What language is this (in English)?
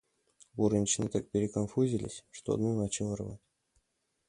Russian